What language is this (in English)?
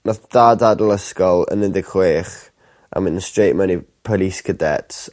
Welsh